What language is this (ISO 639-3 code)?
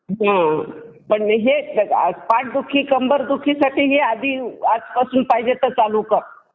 mar